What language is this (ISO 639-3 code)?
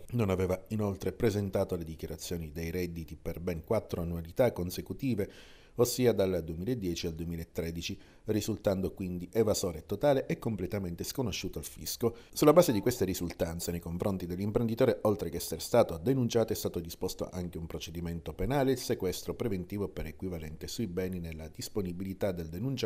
ita